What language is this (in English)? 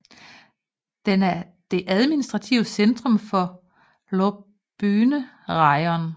Danish